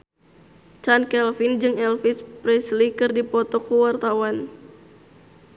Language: Sundanese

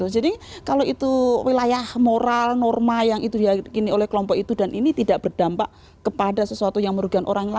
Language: Indonesian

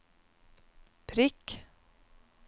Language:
Norwegian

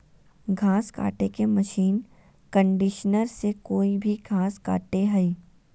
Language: Magahi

